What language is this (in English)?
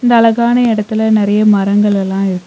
Tamil